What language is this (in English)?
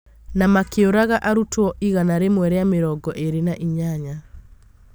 Kikuyu